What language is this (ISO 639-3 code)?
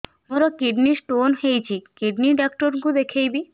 ori